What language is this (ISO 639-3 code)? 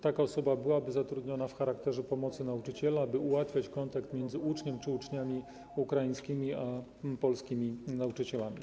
pol